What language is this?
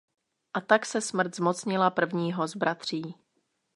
Czech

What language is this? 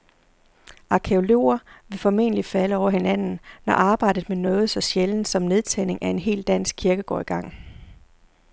Danish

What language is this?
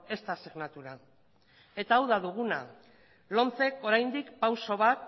Basque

